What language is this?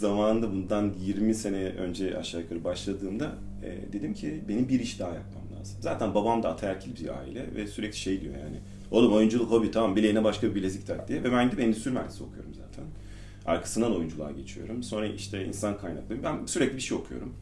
Turkish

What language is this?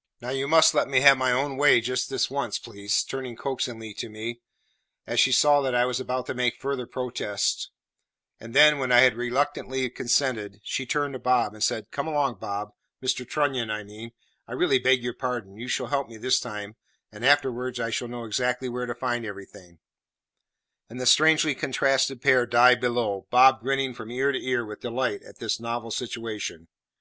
English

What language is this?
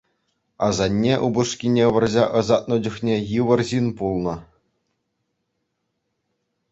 Chuvash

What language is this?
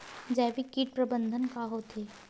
Chhattisgarhi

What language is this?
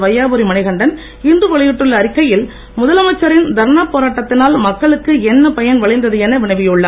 Tamil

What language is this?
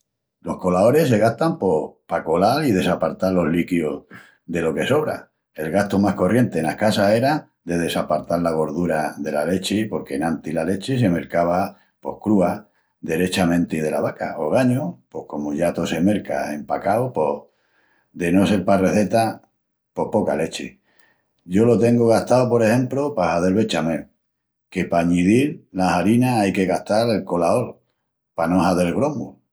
Extremaduran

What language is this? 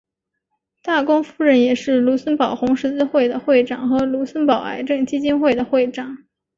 Chinese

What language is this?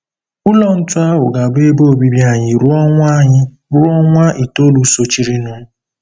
Igbo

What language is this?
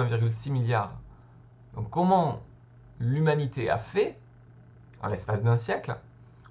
French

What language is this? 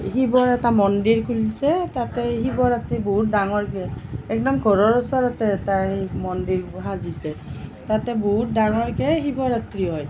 Assamese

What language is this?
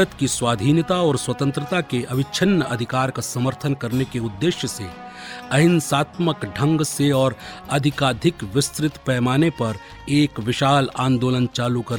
Hindi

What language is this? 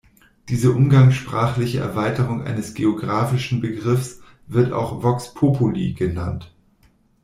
German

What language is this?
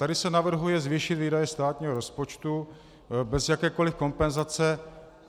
Czech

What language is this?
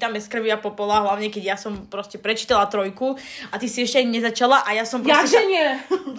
Slovak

